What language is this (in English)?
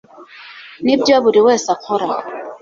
Kinyarwanda